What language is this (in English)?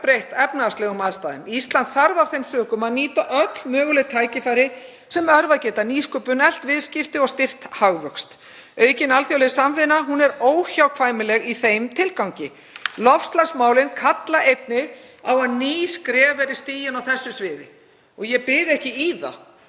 Icelandic